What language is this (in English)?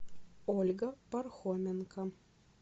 Russian